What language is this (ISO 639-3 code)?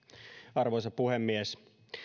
fin